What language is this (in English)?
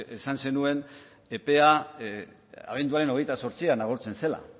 Basque